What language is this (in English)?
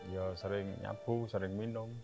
Indonesian